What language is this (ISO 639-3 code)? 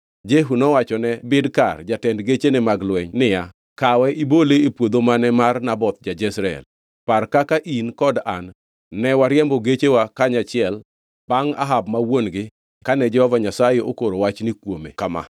luo